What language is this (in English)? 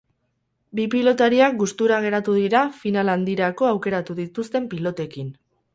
Basque